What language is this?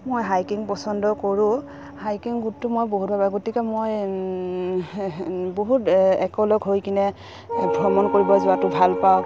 Assamese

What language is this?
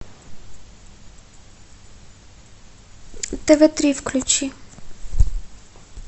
Russian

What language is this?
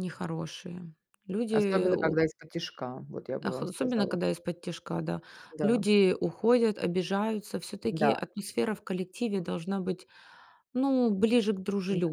Russian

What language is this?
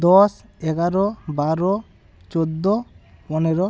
Bangla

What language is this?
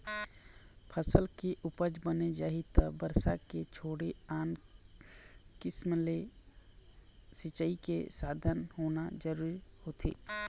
Chhattisgarhi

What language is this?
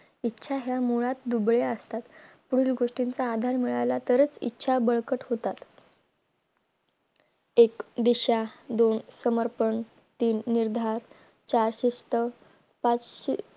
Marathi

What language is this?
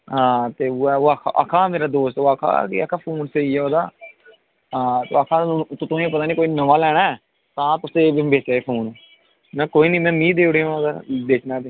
Dogri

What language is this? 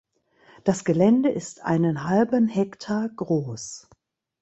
German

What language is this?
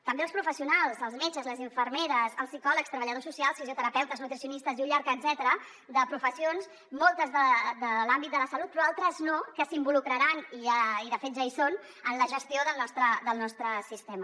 Catalan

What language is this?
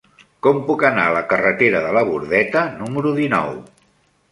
Catalan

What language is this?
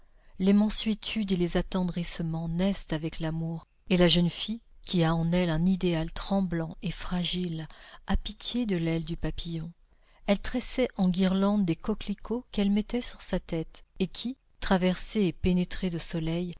French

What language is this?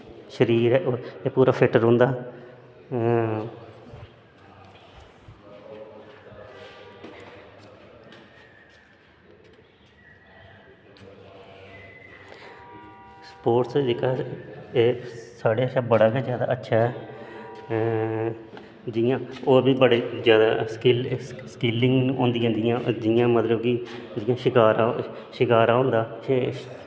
Dogri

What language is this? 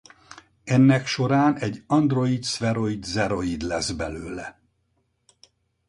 Hungarian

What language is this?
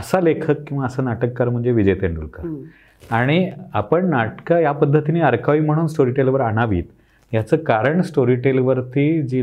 Marathi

